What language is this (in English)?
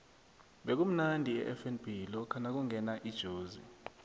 South Ndebele